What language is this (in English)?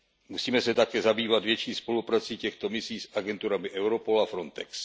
Czech